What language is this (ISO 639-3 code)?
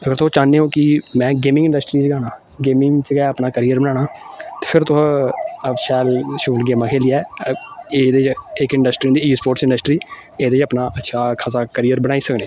doi